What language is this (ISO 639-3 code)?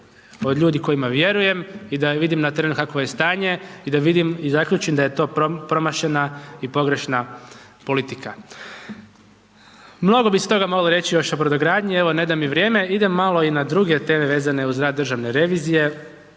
hrv